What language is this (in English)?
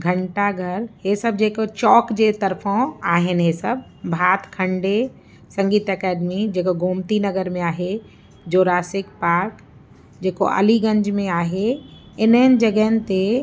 Sindhi